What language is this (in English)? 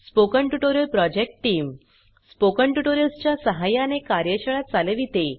Marathi